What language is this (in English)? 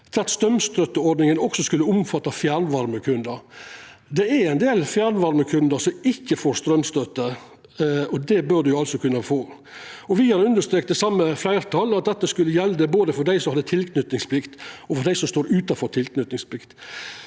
Norwegian